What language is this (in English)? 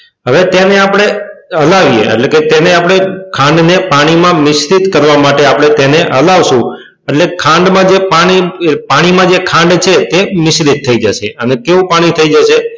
Gujarati